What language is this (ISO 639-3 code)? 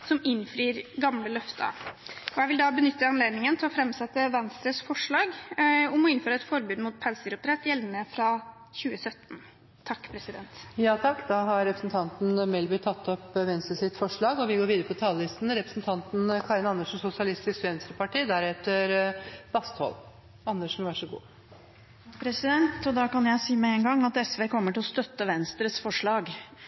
nor